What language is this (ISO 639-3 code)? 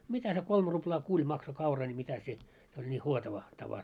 fin